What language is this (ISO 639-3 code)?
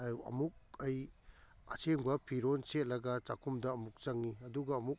mni